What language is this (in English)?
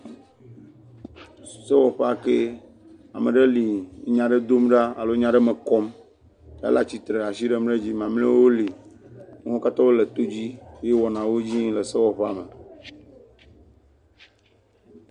Ewe